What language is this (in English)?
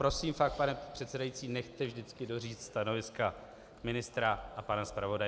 Czech